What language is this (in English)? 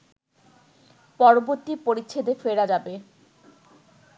Bangla